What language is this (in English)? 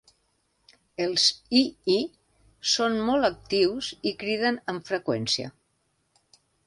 Catalan